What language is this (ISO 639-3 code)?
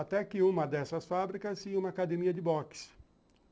por